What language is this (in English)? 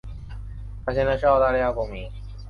Chinese